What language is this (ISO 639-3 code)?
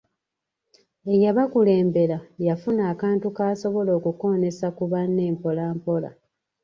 lug